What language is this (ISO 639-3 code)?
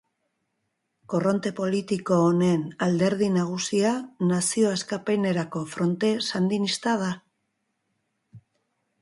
eus